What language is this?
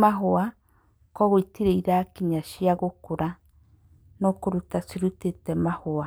Kikuyu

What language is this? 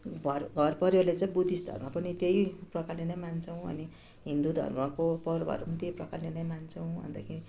Nepali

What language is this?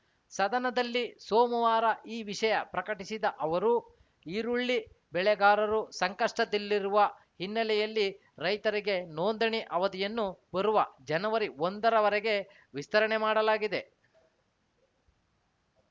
Kannada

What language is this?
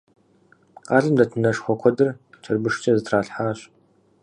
Kabardian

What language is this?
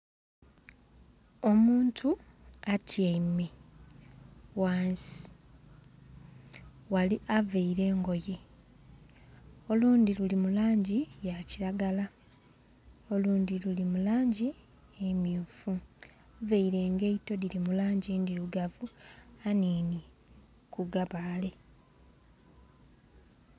Soga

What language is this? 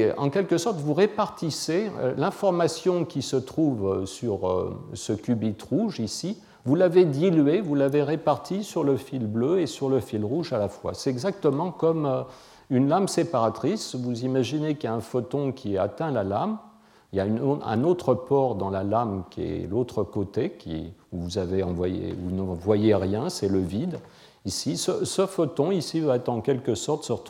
French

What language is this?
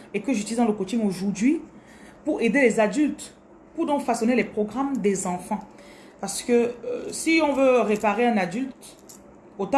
French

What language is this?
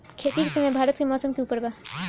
Bhojpuri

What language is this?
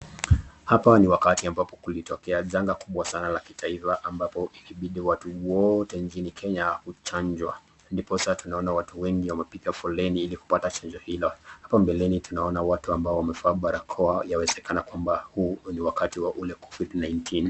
Swahili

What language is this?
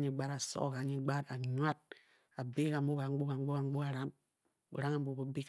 Bokyi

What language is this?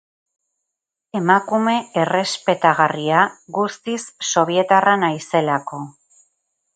Basque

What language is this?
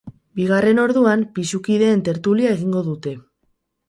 Basque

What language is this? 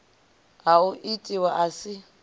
Venda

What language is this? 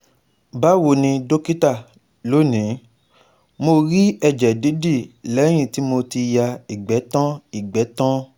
Yoruba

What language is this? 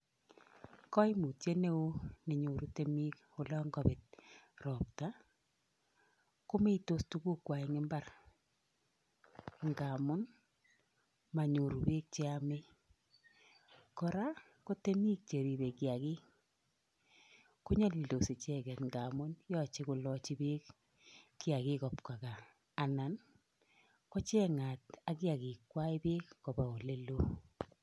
Kalenjin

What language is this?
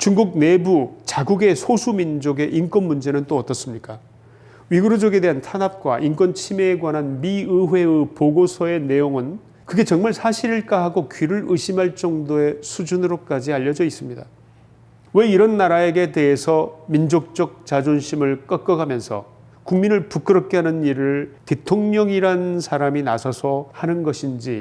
Korean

